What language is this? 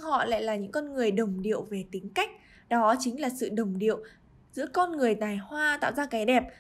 Vietnamese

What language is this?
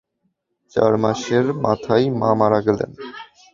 Bangla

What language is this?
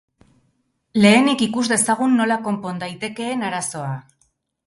Basque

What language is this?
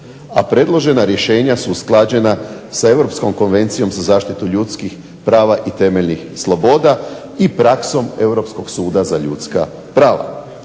Croatian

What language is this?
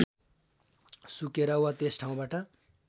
Nepali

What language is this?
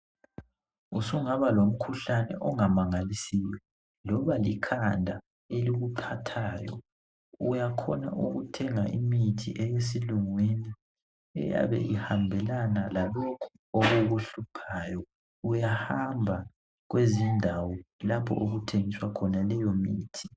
North Ndebele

